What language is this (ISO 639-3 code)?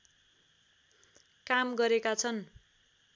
nep